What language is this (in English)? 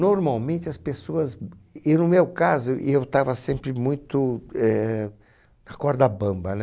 Portuguese